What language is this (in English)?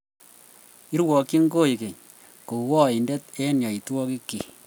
Kalenjin